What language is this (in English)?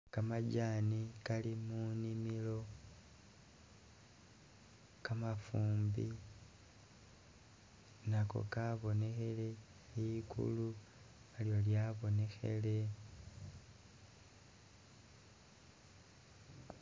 Masaaba